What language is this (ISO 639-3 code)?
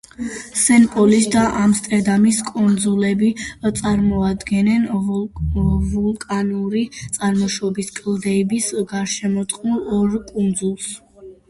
kat